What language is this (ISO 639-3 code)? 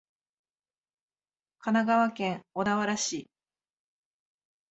jpn